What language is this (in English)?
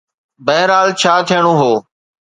Sindhi